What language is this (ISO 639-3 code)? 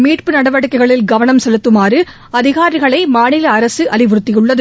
tam